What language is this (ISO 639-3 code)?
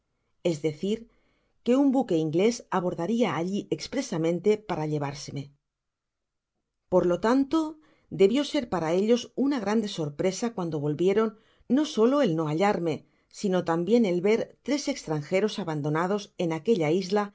spa